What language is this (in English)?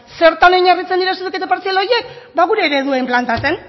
Basque